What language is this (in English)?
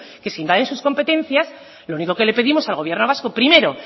Spanish